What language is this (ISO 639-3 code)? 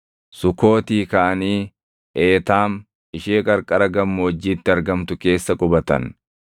orm